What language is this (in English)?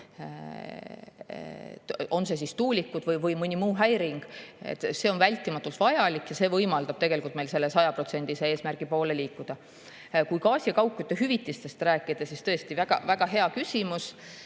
Estonian